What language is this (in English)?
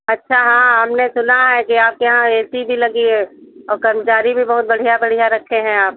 Hindi